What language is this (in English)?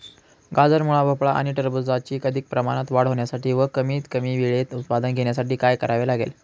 Marathi